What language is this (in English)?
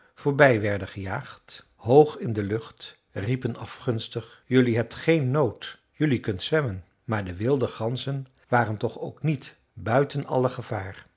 Dutch